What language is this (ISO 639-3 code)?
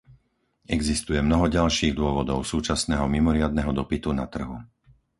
slk